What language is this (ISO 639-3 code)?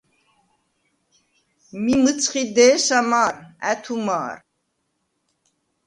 sva